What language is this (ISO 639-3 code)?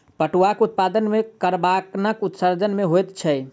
mai